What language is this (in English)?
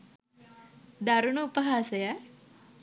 Sinhala